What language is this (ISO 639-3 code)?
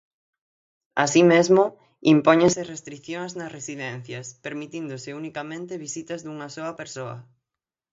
glg